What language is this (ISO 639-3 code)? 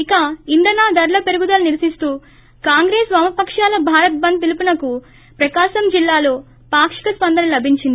tel